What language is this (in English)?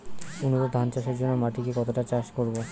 Bangla